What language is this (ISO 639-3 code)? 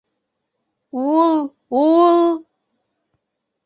bak